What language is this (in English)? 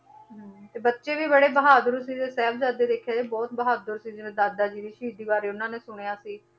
Punjabi